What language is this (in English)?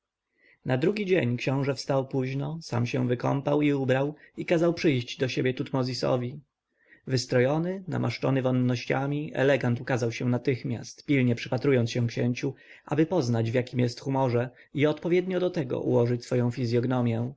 Polish